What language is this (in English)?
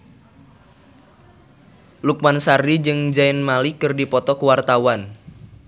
Sundanese